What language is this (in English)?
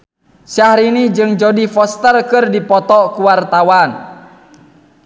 Sundanese